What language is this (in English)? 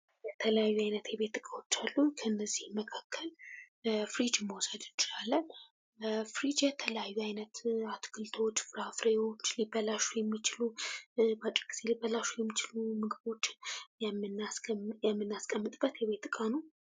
Amharic